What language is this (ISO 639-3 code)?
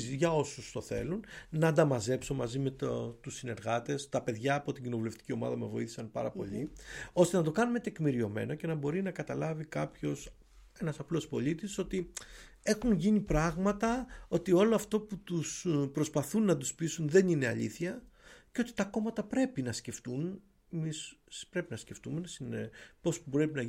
ell